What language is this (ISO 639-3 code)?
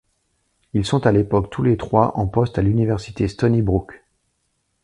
fra